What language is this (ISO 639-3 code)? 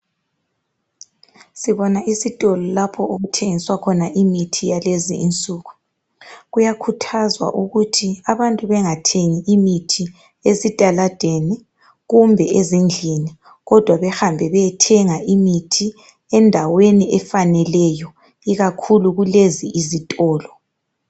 nde